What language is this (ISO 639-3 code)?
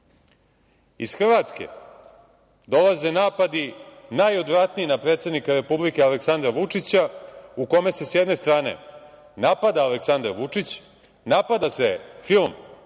srp